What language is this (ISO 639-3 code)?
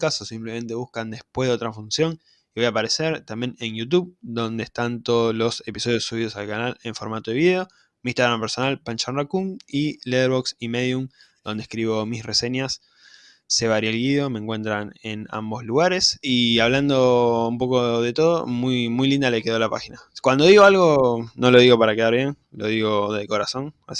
spa